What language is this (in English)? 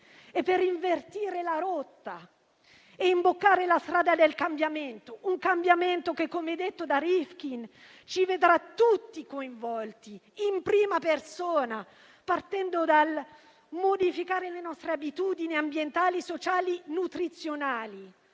Italian